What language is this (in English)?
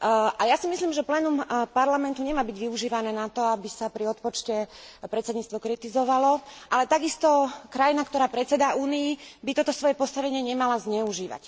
Slovak